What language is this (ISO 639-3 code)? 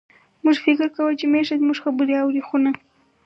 pus